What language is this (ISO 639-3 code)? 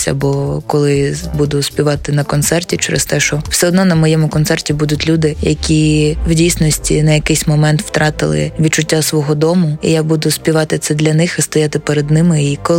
ukr